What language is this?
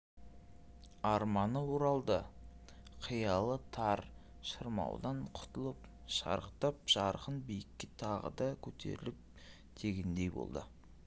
Kazakh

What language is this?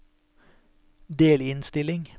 Norwegian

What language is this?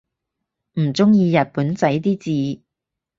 Cantonese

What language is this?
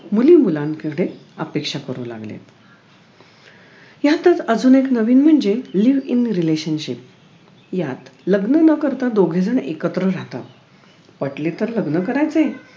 Marathi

